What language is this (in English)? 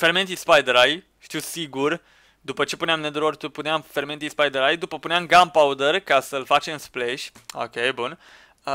Romanian